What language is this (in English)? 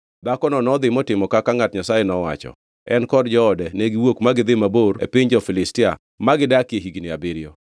Luo (Kenya and Tanzania)